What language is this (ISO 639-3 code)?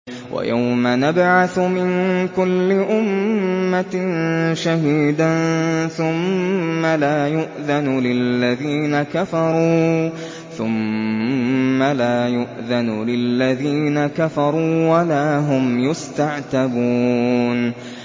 ara